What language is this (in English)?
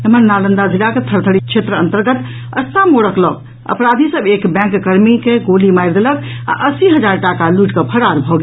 Maithili